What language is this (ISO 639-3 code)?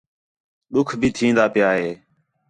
xhe